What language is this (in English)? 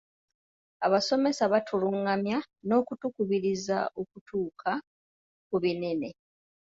Ganda